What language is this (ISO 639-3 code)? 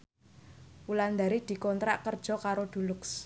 jav